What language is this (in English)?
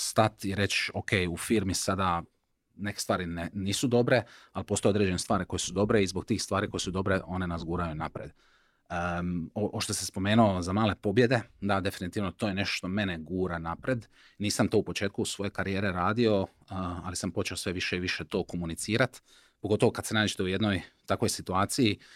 Croatian